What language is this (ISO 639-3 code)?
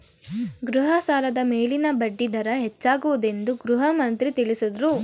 kan